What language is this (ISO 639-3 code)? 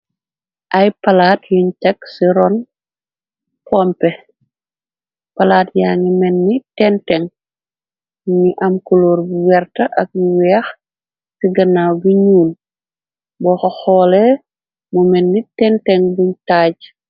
wol